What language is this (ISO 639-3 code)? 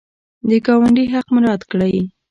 pus